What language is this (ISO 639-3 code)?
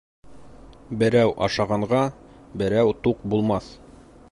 bak